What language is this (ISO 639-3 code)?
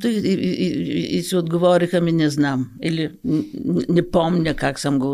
bul